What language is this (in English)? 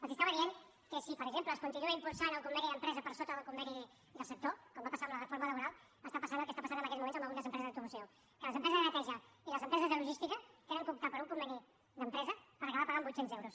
Catalan